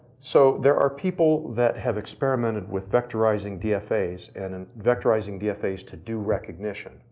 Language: English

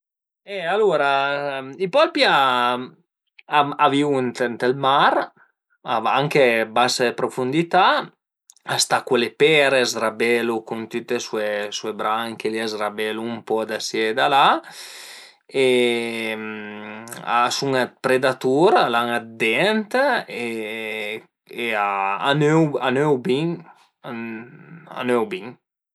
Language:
Piedmontese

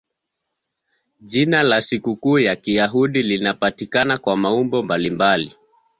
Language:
Swahili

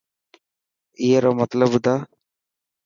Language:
Dhatki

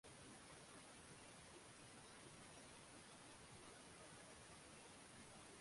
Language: Swahili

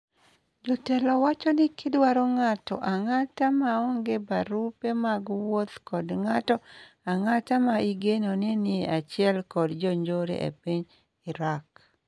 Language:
Luo (Kenya and Tanzania)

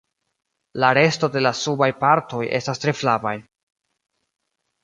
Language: Esperanto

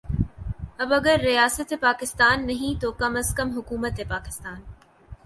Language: Urdu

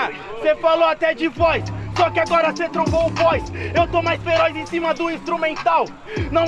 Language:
Portuguese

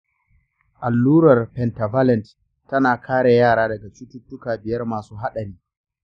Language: Hausa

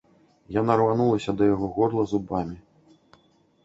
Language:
Belarusian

